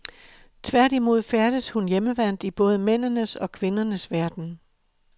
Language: Danish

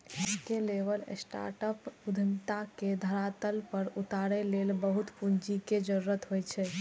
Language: Maithili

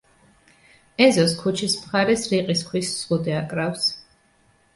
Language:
Georgian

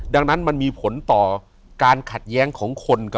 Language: Thai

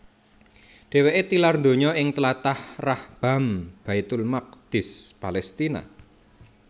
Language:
Javanese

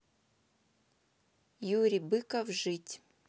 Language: Russian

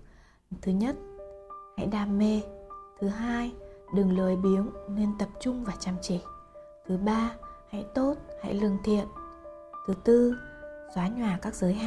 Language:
Vietnamese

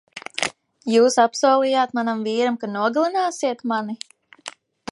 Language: Latvian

